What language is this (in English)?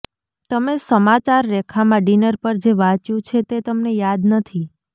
Gujarati